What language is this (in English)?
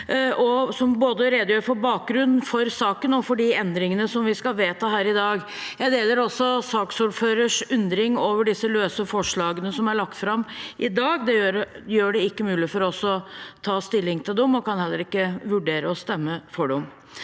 Norwegian